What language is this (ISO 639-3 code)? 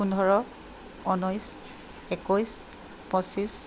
asm